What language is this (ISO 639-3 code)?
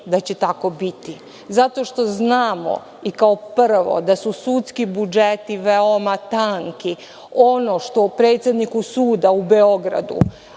srp